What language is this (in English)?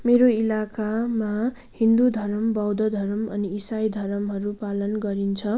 Nepali